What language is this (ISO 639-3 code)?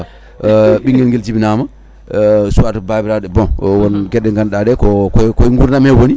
ful